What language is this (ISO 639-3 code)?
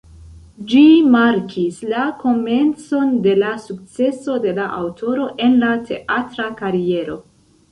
epo